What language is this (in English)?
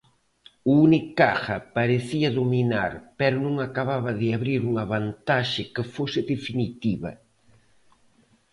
Galician